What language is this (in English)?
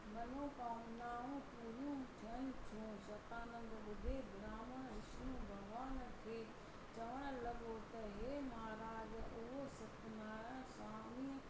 Sindhi